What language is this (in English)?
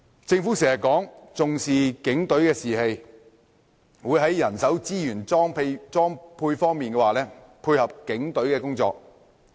Cantonese